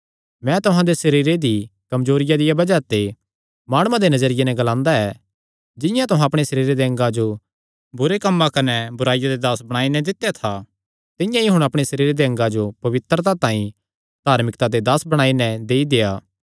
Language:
Kangri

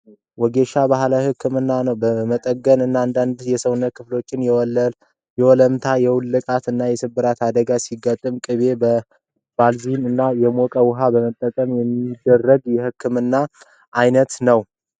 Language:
Amharic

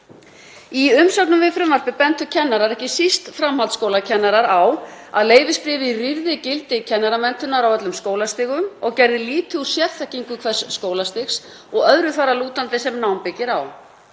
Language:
Icelandic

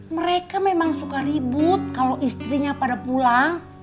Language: Indonesian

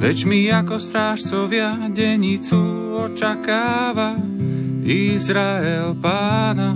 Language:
Slovak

